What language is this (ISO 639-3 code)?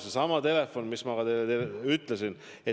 est